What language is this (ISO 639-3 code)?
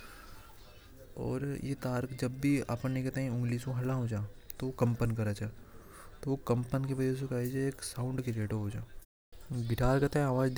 hoj